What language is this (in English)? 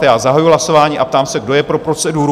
Czech